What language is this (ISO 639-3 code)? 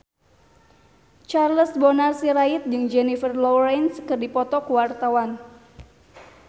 sun